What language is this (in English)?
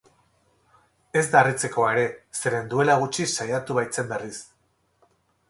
Basque